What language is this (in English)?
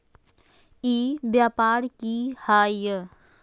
Magahi